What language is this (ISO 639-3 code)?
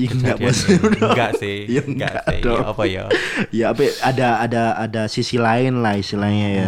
ind